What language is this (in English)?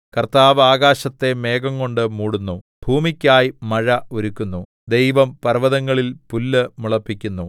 Malayalam